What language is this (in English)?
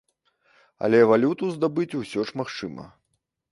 Belarusian